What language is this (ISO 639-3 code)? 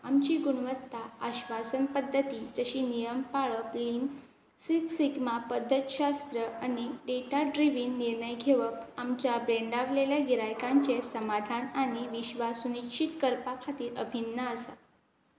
kok